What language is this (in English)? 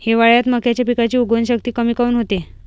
Marathi